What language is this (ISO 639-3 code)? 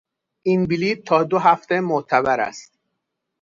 fas